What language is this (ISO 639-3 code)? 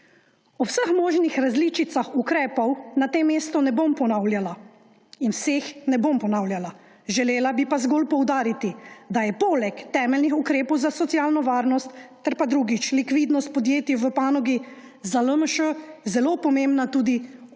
slv